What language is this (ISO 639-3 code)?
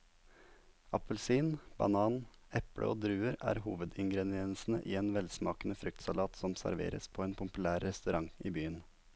nor